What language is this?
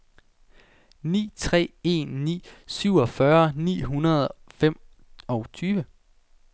Danish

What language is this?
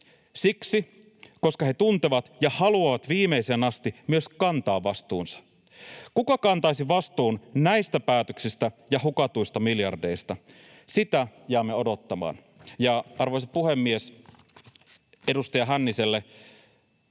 Finnish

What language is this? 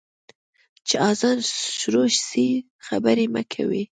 Pashto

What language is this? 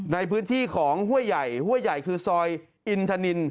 Thai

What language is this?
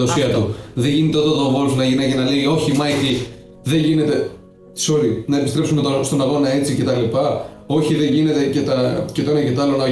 Greek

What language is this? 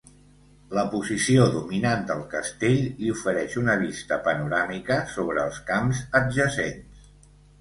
Catalan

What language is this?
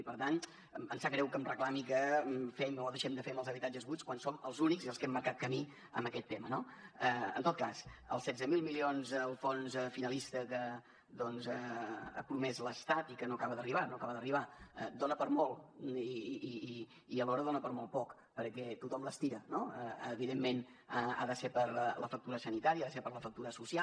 Catalan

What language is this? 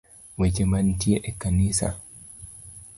Luo (Kenya and Tanzania)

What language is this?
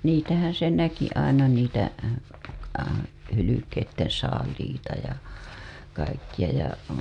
Finnish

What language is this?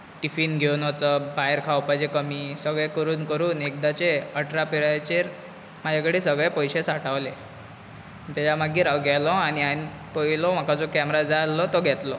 Konkani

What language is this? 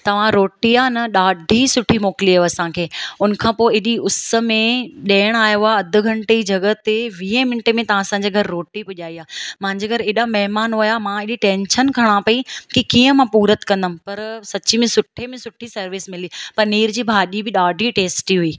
Sindhi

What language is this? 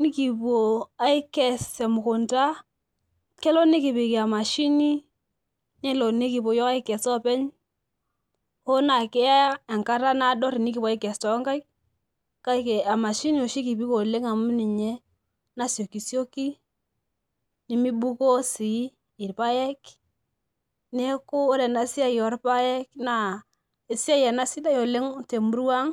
Masai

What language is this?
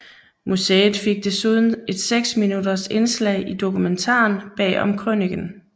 Danish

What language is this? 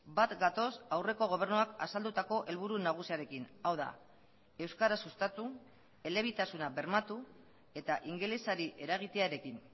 Basque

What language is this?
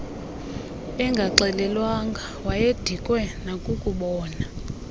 Xhosa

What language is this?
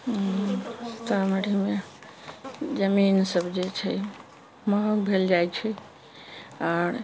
Maithili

